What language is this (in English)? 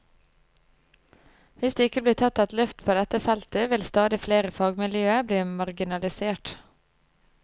Norwegian